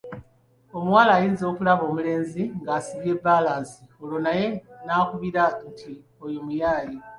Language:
Ganda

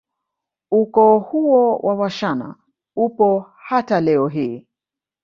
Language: Swahili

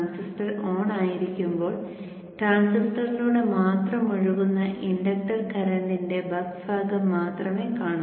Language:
Malayalam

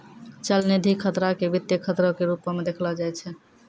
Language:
Maithili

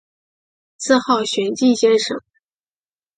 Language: Chinese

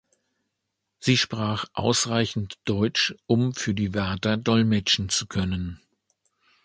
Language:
German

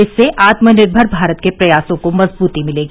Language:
Hindi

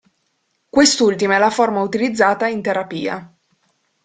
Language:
Italian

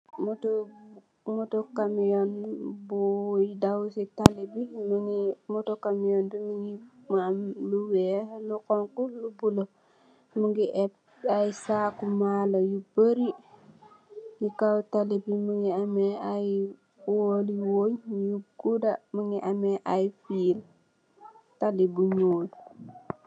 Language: Wolof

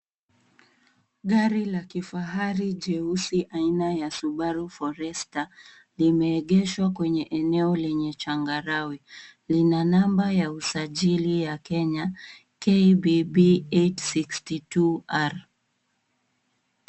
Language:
Swahili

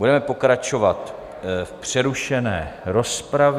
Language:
Czech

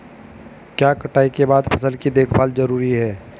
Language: Hindi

